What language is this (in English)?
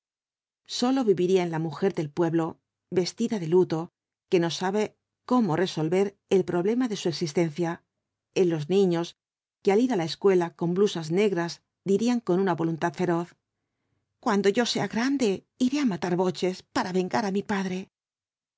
Spanish